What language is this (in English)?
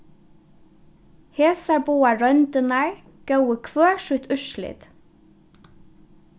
Faroese